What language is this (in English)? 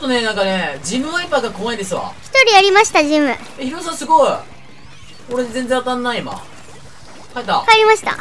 Japanese